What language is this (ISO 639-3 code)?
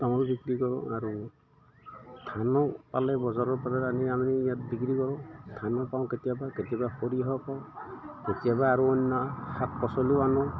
asm